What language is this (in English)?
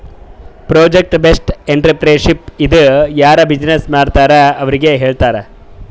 Kannada